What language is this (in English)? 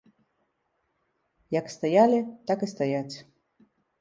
Belarusian